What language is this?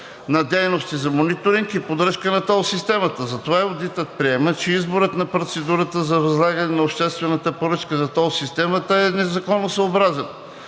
Bulgarian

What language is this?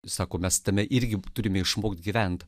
Lithuanian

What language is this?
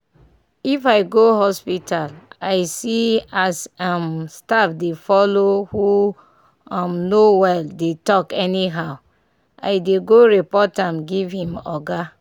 Nigerian Pidgin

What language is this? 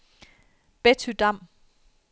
Danish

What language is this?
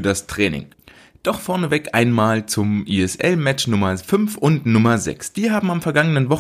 German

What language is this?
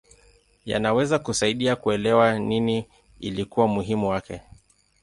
Swahili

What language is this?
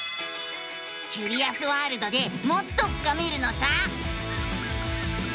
Japanese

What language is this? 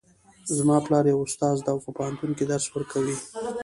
Pashto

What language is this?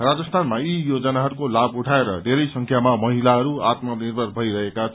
Nepali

